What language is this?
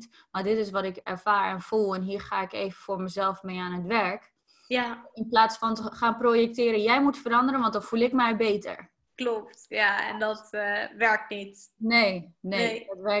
Dutch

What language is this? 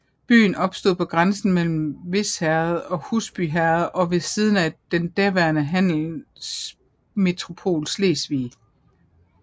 Danish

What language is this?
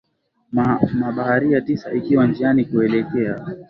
Swahili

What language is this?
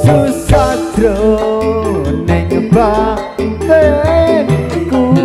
Thai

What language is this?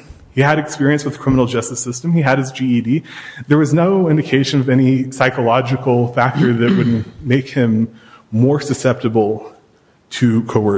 English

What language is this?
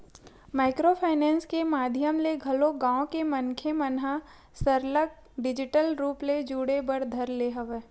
Chhattisgarhi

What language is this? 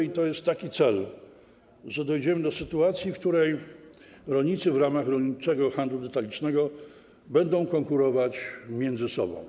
Polish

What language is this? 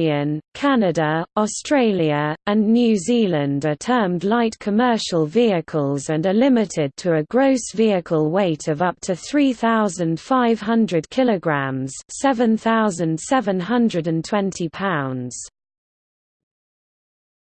English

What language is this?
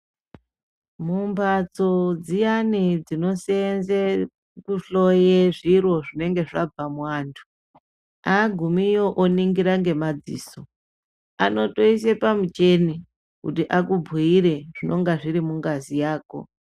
Ndau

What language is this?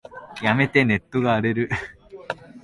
Japanese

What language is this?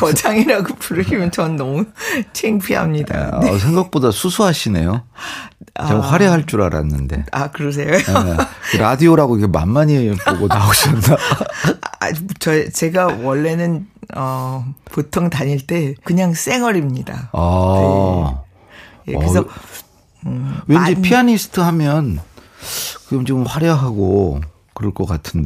Korean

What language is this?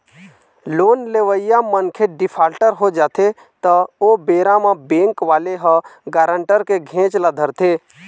Chhattisgarhi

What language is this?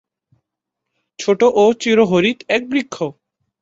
Bangla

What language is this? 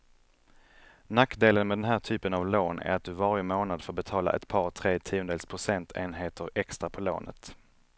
Swedish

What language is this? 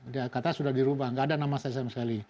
Indonesian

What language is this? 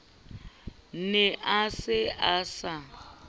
Southern Sotho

